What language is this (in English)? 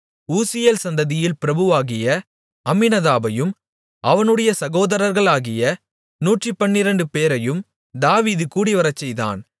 Tamil